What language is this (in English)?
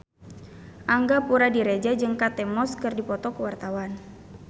Sundanese